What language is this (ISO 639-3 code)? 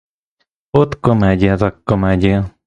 ukr